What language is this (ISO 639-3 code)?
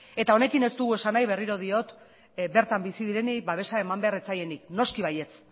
eus